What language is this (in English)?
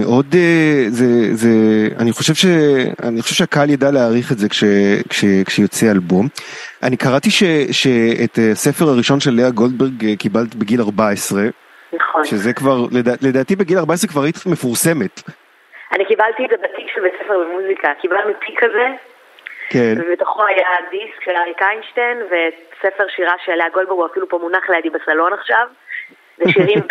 Hebrew